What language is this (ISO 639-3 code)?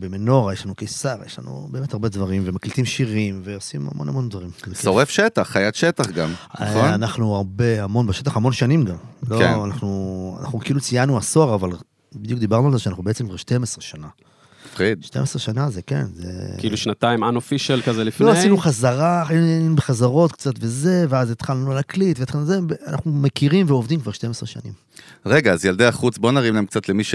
heb